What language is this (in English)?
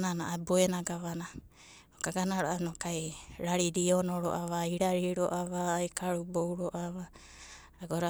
Abadi